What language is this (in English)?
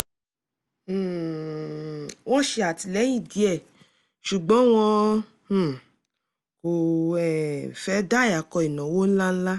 Yoruba